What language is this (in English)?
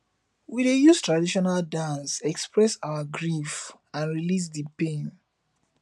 Nigerian Pidgin